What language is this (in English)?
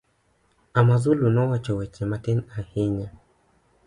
Luo (Kenya and Tanzania)